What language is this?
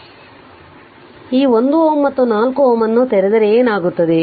Kannada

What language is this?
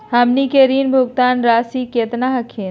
Magahi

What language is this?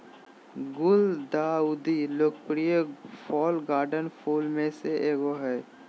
Magahi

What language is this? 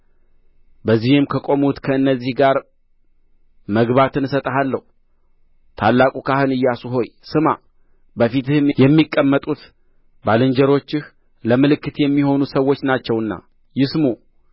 Amharic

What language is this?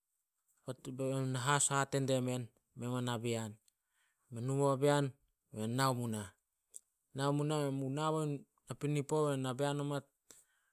Solos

